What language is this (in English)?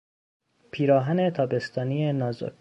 Persian